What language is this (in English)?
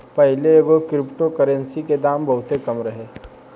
Bhojpuri